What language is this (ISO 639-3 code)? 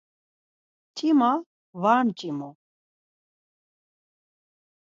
lzz